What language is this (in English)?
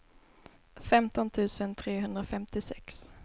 Swedish